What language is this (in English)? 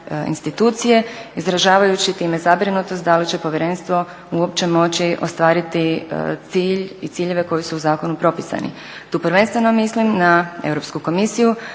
Croatian